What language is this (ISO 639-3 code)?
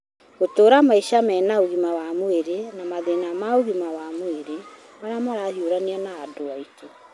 kik